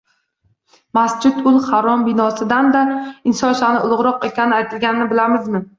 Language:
Uzbek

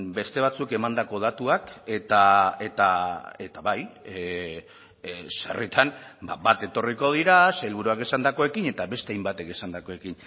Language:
Basque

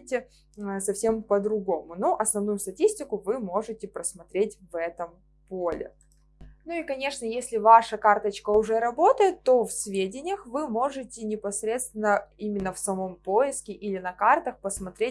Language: Russian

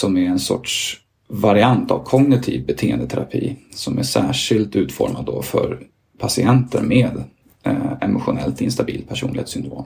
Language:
Swedish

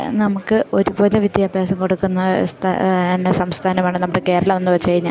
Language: Malayalam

